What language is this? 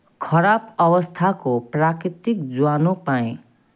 Nepali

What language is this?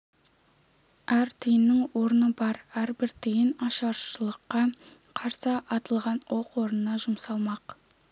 Kazakh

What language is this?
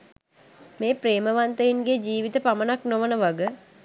Sinhala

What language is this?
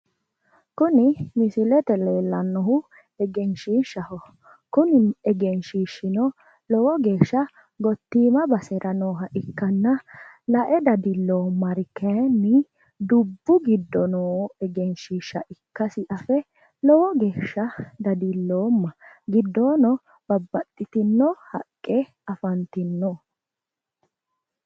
Sidamo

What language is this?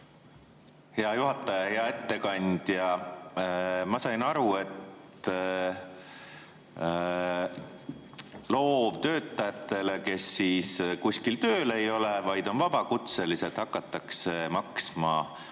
Estonian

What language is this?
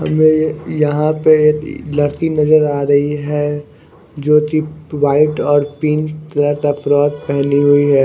Hindi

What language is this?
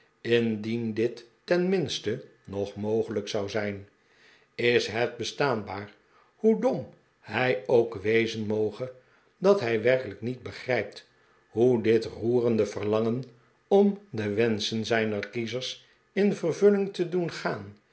Dutch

